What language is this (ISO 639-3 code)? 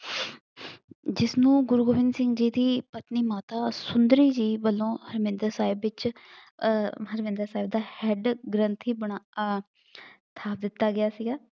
pan